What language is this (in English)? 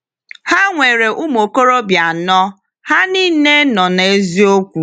Igbo